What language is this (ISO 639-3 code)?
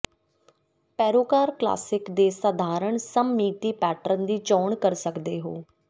pan